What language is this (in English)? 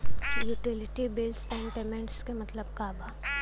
Bhojpuri